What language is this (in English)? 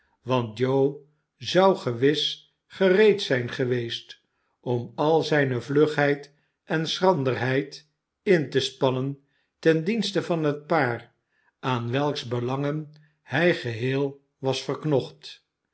Dutch